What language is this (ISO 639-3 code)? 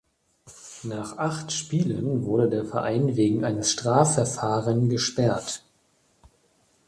deu